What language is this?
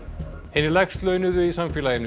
Icelandic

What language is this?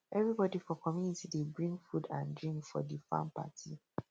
Nigerian Pidgin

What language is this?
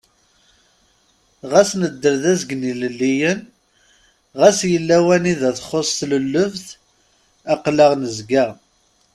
Kabyle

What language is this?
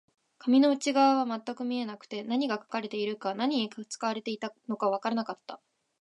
Japanese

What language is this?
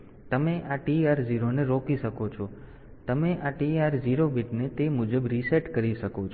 Gujarati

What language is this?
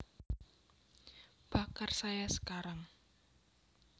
Javanese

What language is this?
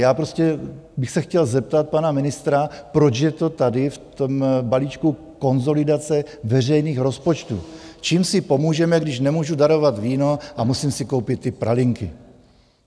Czech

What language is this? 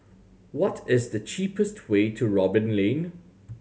English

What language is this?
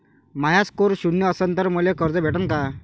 Marathi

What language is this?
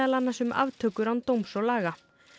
Icelandic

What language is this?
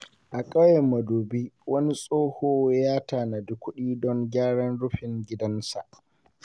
Hausa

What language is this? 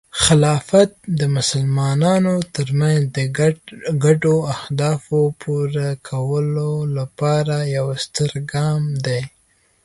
Pashto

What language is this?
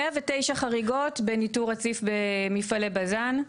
Hebrew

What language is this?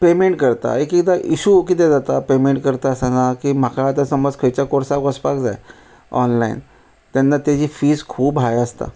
Konkani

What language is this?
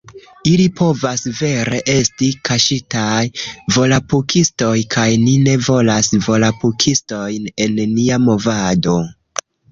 Esperanto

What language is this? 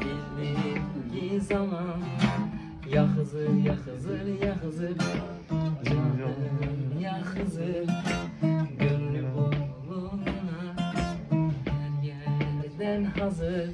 Turkish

